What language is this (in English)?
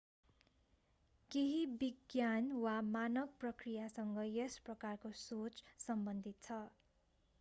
Nepali